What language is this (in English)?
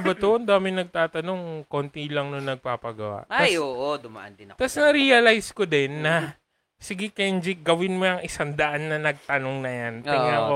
Filipino